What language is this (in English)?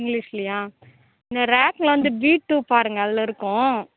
Tamil